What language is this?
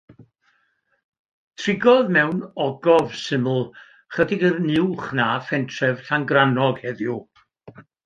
Welsh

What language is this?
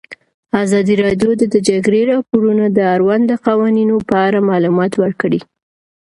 Pashto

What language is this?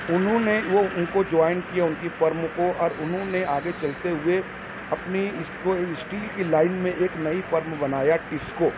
Urdu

